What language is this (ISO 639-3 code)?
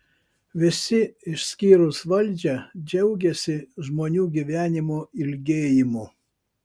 lit